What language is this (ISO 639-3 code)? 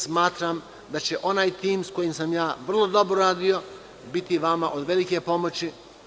srp